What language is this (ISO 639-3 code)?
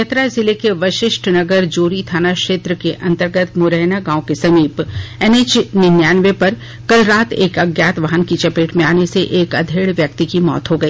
hin